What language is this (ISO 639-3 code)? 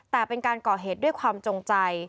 tha